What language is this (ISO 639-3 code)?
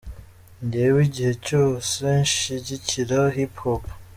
kin